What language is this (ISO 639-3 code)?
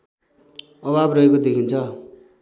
nep